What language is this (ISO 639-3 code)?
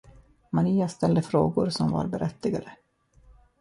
swe